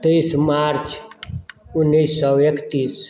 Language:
Maithili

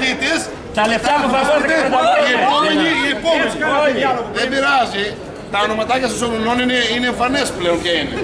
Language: Greek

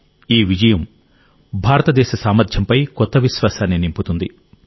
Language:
Telugu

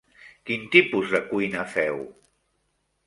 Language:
Catalan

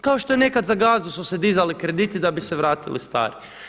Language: Croatian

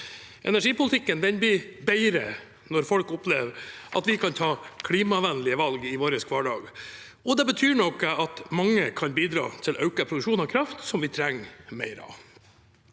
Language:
Norwegian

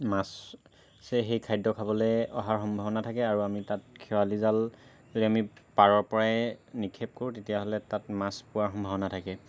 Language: Assamese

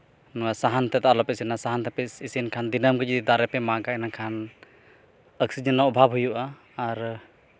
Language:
Santali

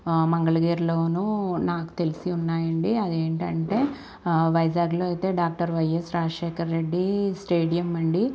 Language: Telugu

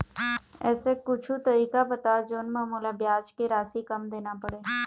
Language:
Chhattisgarhi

